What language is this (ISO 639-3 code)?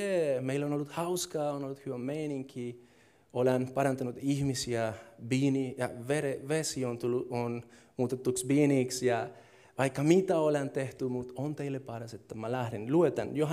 fin